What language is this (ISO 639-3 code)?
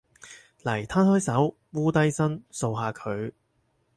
yue